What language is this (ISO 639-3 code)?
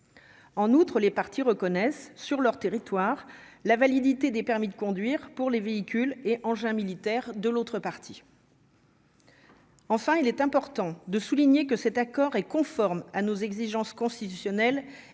fra